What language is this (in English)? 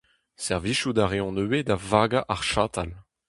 Breton